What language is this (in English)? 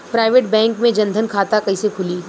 Bhojpuri